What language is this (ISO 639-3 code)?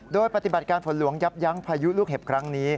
tha